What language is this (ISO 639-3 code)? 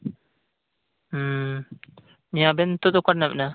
sat